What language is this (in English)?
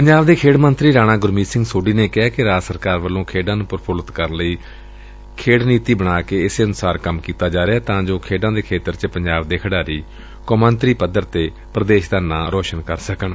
Punjabi